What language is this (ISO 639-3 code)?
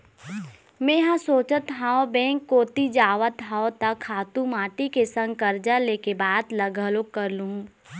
hne